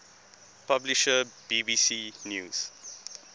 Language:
English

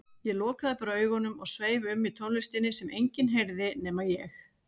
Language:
Icelandic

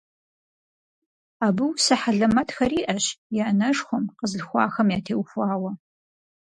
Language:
Kabardian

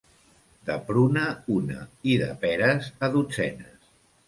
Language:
Catalan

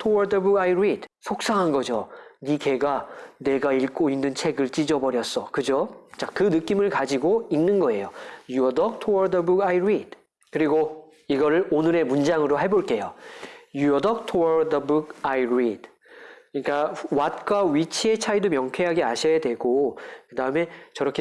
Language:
Korean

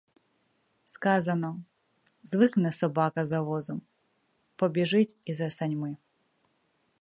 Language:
Ukrainian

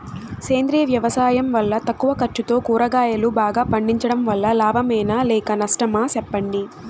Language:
Telugu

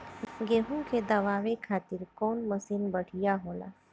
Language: Bhojpuri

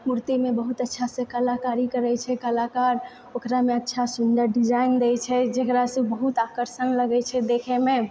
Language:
Maithili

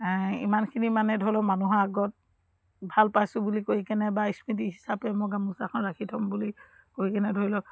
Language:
Assamese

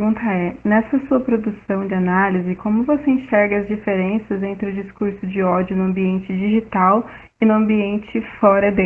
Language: Portuguese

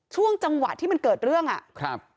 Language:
Thai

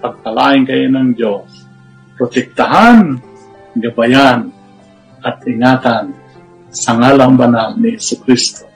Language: Filipino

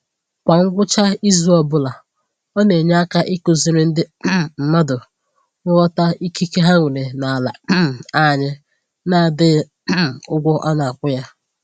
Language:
Igbo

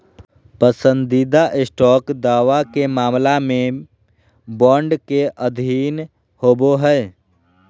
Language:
Magahi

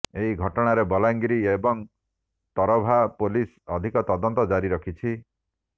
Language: Odia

